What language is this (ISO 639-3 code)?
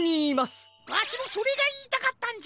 jpn